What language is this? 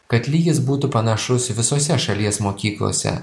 Lithuanian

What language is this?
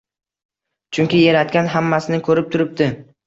Uzbek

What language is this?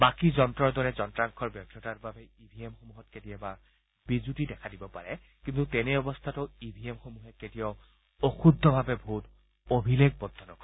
Assamese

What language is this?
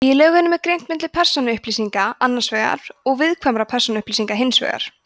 Icelandic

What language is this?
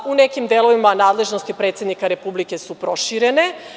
Serbian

